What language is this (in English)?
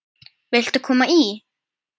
Icelandic